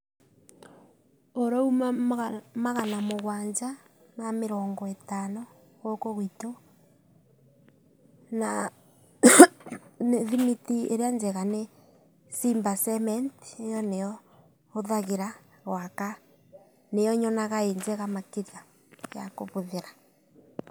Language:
Kikuyu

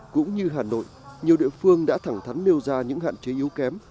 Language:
Vietnamese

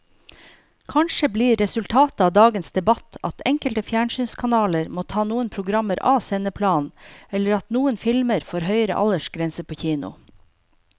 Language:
Norwegian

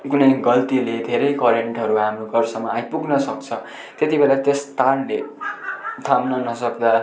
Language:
Nepali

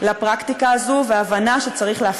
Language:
Hebrew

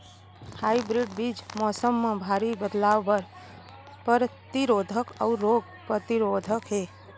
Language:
Chhattisgarhi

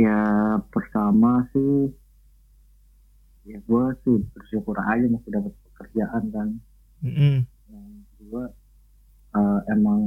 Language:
Indonesian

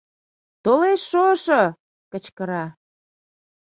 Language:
Mari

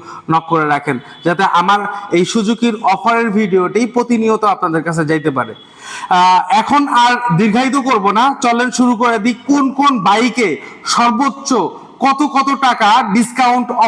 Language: Bangla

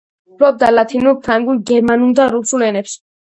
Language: Georgian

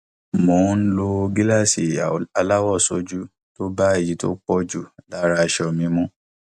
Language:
Yoruba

